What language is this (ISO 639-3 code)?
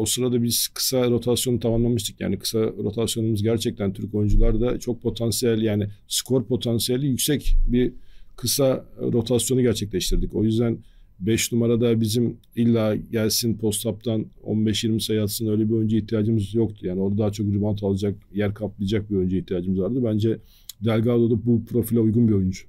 tur